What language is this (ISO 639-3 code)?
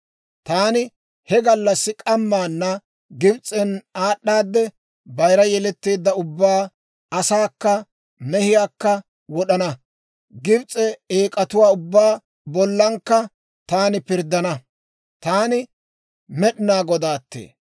dwr